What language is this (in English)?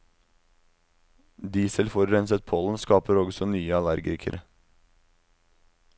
Norwegian